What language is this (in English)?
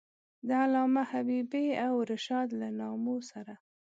Pashto